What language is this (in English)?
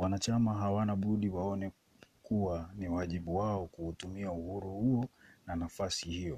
Swahili